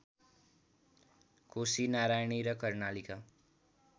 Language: Nepali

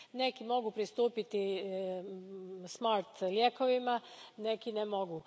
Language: Croatian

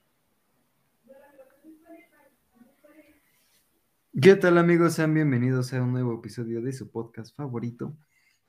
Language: Spanish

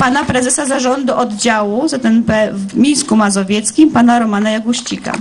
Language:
Polish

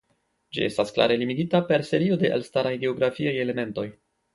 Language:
Esperanto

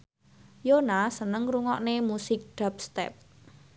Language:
Javanese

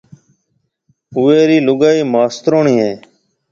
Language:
Marwari (Pakistan)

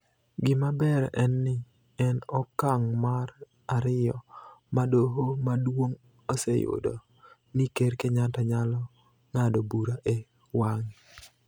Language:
Luo (Kenya and Tanzania)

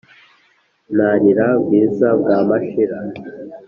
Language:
Kinyarwanda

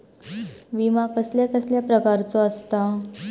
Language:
Marathi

